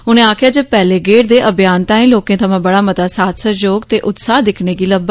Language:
Dogri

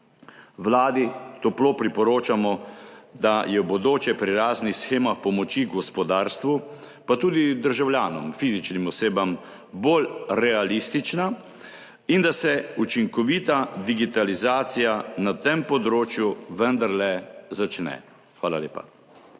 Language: Slovenian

